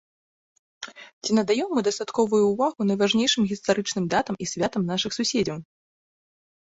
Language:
Belarusian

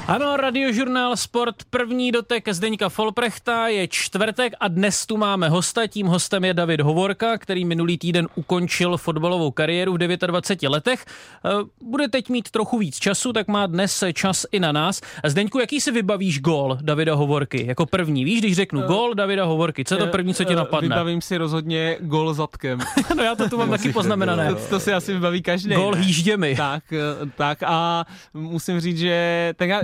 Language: Czech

